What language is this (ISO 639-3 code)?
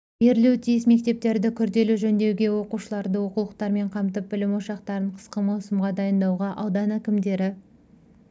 kaz